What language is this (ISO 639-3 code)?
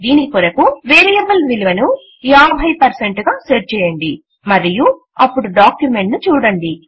tel